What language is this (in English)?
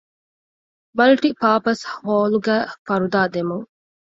Divehi